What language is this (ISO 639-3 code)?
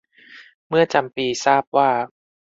tha